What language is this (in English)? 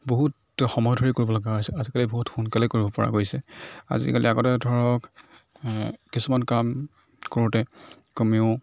Assamese